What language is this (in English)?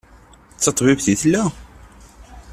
Kabyle